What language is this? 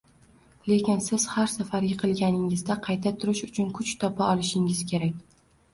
Uzbek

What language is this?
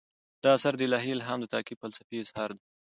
Pashto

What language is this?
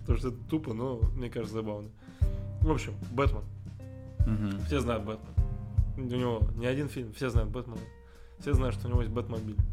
Russian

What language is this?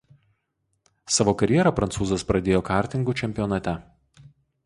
Lithuanian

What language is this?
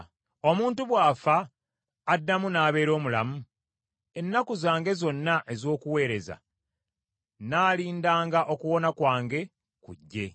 Ganda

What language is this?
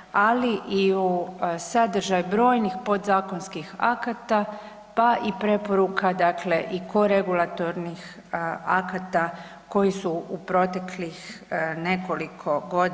Croatian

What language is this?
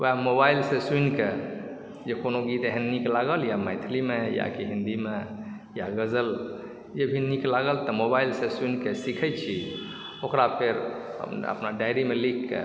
Maithili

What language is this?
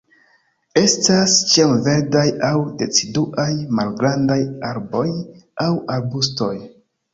Esperanto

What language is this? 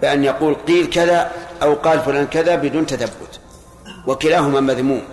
Arabic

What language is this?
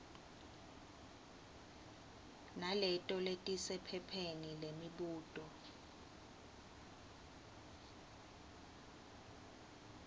Swati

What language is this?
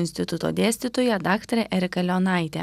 Lithuanian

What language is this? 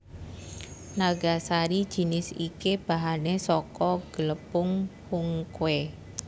Javanese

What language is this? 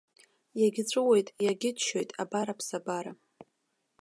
Abkhazian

